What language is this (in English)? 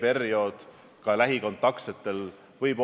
Estonian